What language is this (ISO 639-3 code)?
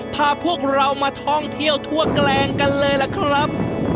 tha